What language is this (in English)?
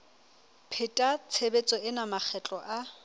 Southern Sotho